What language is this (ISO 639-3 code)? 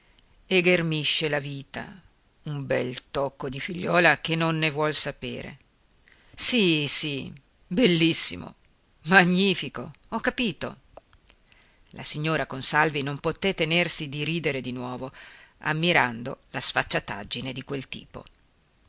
ita